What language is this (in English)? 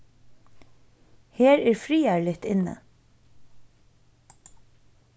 Faroese